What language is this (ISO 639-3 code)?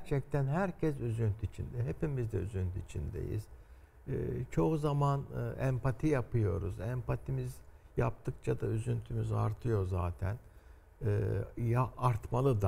tur